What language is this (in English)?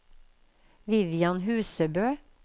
Norwegian